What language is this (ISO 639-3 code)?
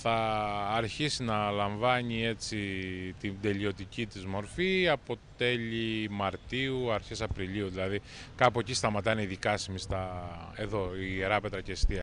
ell